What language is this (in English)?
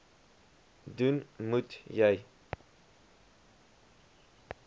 Afrikaans